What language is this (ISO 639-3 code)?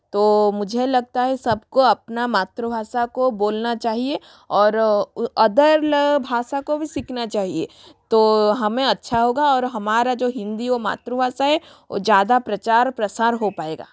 hin